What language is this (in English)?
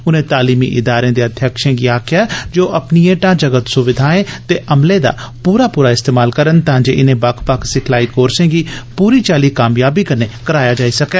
Dogri